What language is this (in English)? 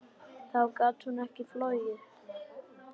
Icelandic